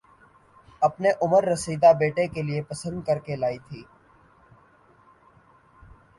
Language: Urdu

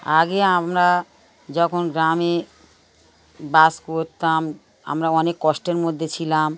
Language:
Bangla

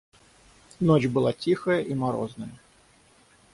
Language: Russian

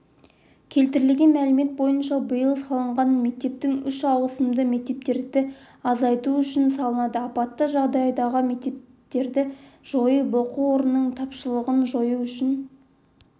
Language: Kazakh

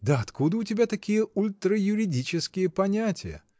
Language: Russian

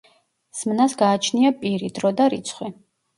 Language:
Georgian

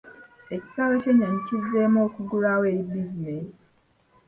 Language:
Ganda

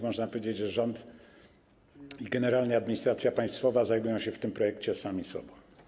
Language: Polish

